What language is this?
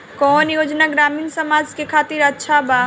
Bhojpuri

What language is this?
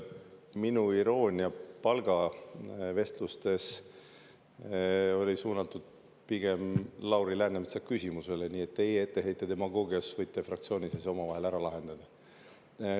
Estonian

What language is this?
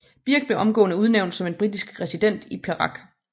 Danish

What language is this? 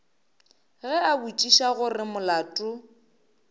Northern Sotho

